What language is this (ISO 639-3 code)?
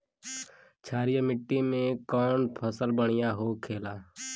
bho